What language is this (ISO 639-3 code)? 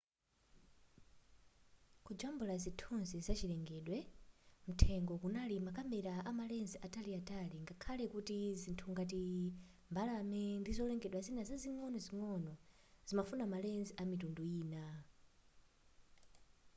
nya